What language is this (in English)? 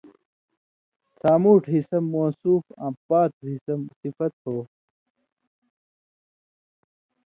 Indus Kohistani